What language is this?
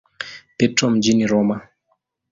Swahili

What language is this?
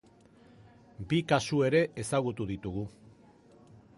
Basque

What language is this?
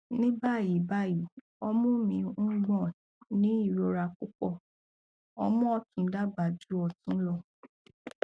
Yoruba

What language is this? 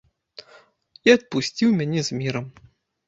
Belarusian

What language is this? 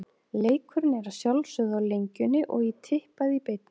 Icelandic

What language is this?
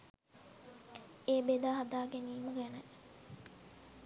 Sinhala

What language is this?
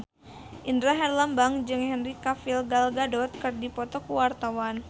Sundanese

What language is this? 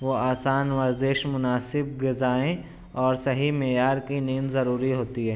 Urdu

